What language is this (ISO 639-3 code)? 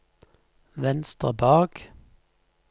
nor